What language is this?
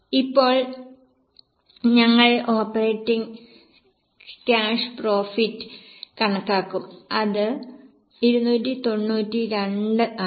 Malayalam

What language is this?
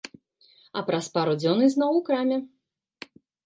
Belarusian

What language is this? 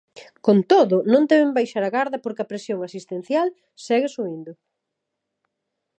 Galician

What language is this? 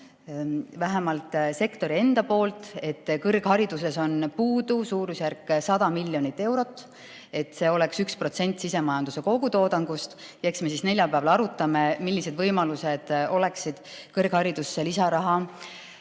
Estonian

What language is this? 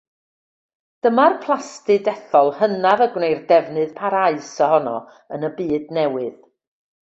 Welsh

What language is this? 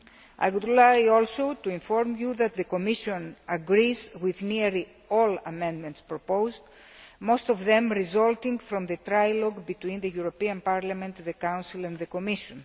English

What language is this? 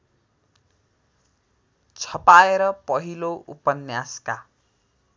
Nepali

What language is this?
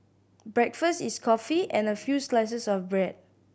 English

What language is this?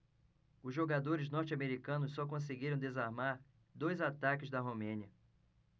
Portuguese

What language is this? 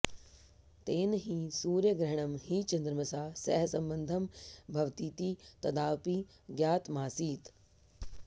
Sanskrit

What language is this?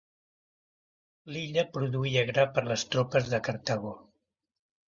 Catalan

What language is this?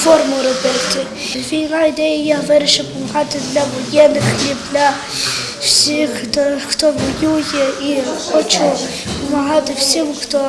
Ukrainian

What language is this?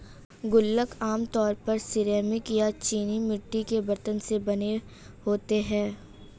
Hindi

